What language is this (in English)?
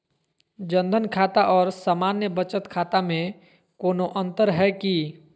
Magahi